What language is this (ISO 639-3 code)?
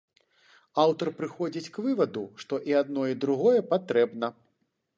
bel